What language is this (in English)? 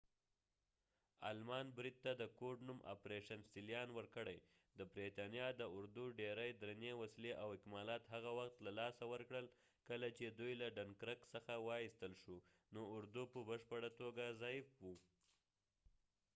Pashto